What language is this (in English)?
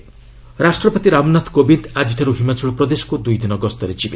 Odia